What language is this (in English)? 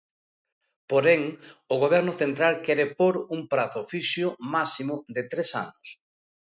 Galician